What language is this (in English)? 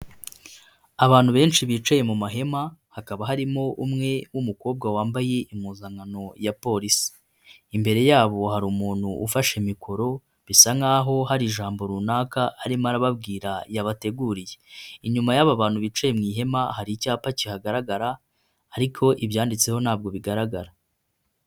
Kinyarwanda